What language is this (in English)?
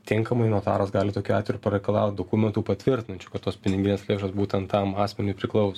Lithuanian